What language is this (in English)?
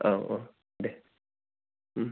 Bodo